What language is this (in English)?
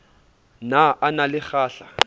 Southern Sotho